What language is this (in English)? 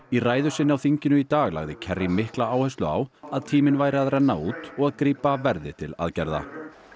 Icelandic